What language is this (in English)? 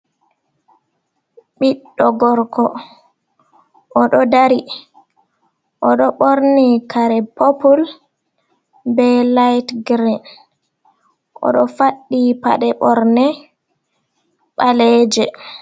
Fula